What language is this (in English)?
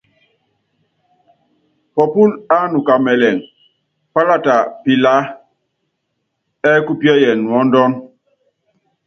Yangben